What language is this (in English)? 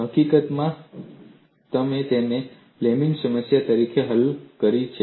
Gujarati